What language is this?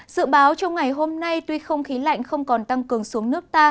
Vietnamese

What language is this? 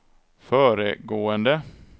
Swedish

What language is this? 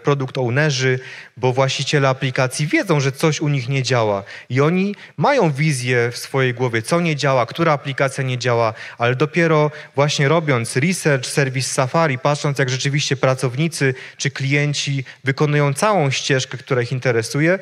Polish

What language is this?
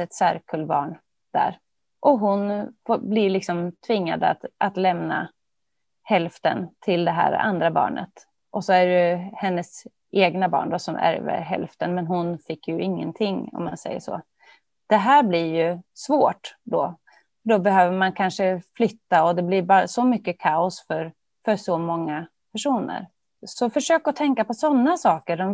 Swedish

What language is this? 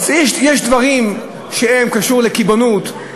Hebrew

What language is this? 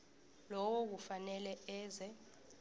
South Ndebele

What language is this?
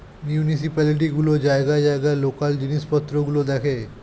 Bangla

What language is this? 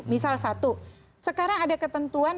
Indonesian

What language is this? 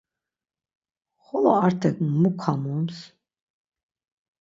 Laz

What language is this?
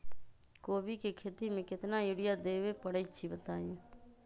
Magahi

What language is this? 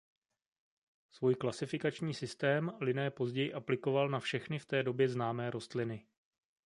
Czech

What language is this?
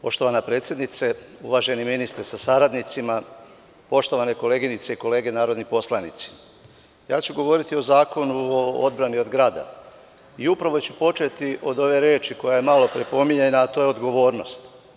Serbian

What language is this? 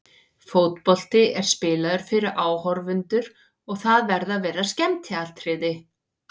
Icelandic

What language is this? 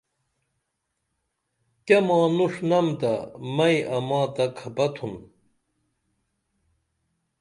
Dameli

